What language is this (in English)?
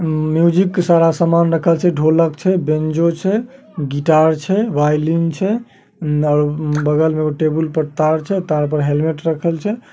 Magahi